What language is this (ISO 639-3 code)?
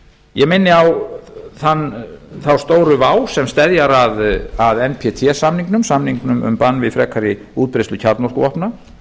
isl